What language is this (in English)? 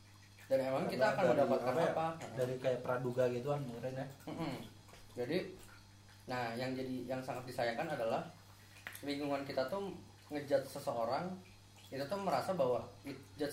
Indonesian